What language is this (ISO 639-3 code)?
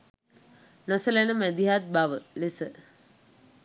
sin